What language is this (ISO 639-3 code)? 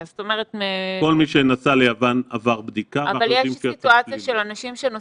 heb